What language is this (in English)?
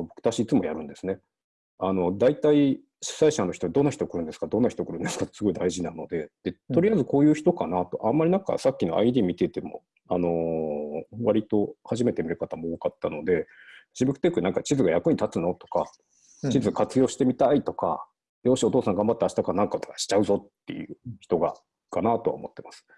Japanese